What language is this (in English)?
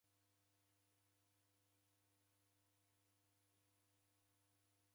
Taita